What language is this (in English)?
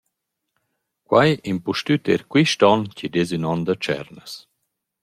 Romansh